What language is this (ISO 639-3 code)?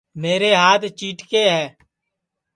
ssi